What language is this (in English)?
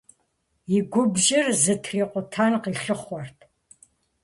Kabardian